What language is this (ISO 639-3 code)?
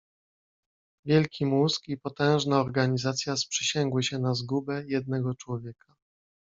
pol